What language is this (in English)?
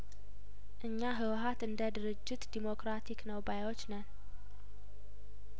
Amharic